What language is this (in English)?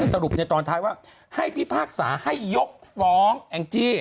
Thai